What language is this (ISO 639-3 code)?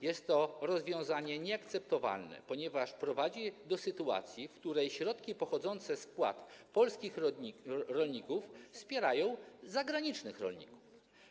pol